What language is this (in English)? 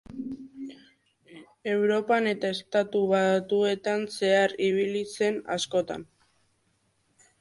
Basque